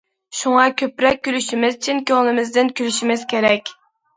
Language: Uyghur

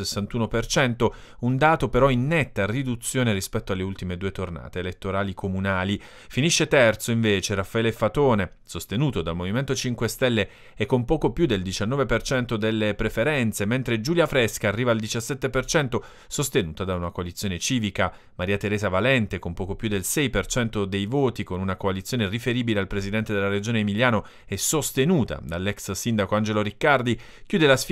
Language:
Italian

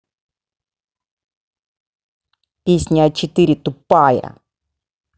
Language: Russian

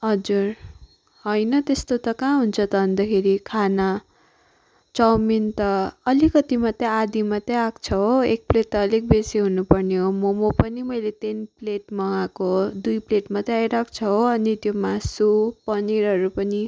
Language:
Nepali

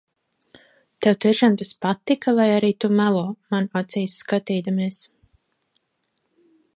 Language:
Latvian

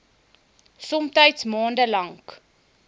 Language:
Afrikaans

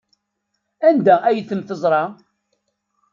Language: Kabyle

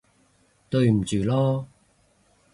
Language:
Cantonese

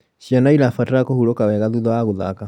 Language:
Kikuyu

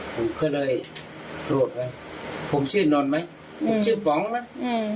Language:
Thai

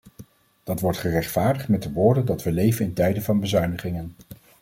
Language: Dutch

